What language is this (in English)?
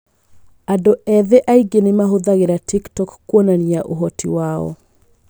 Kikuyu